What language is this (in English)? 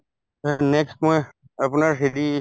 Assamese